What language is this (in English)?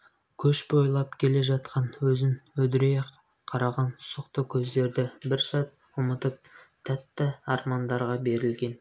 Kazakh